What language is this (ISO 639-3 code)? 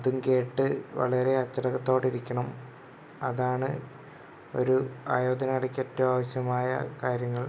mal